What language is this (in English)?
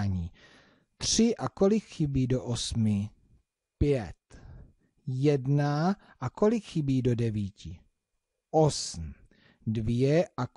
Czech